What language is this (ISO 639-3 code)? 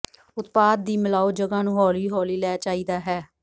pan